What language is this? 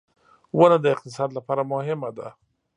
Pashto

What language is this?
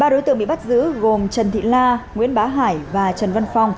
Vietnamese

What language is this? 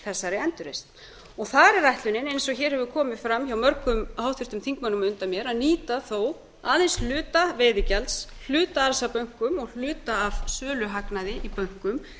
Icelandic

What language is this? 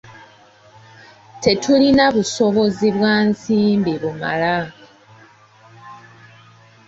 Ganda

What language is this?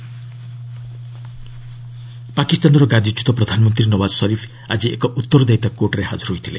Odia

